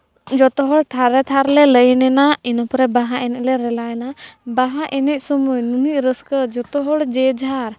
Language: Santali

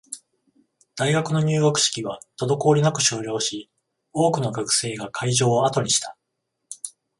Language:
Japanese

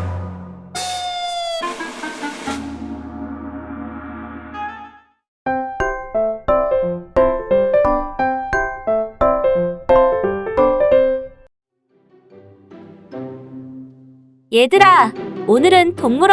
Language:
Korean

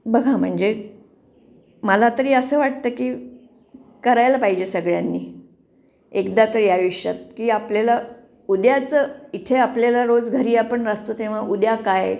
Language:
Marathi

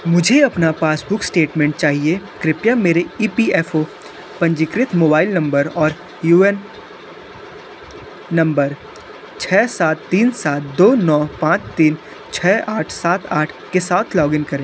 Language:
Hindi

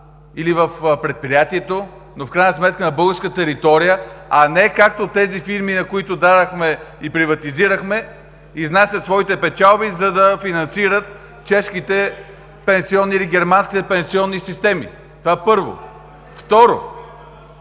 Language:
Bulgarian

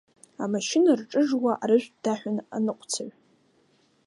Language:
Abkhazian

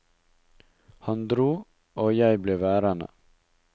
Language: Norwegian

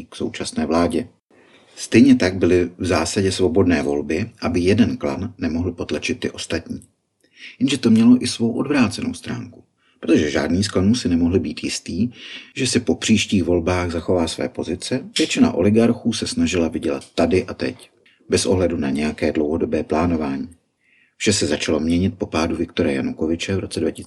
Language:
Czech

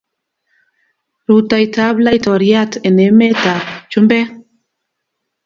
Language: Kalenjin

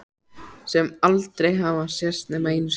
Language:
Icelandic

